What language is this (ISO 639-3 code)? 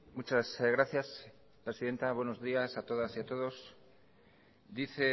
spa